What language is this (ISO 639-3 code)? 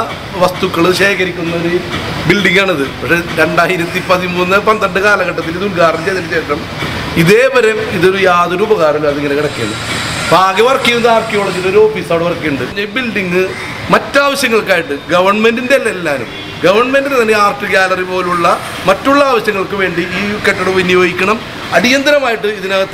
mal